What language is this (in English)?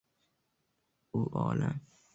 Uzbek